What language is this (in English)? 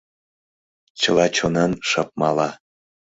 Mari